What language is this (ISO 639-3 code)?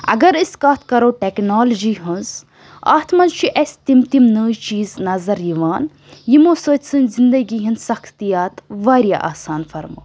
kas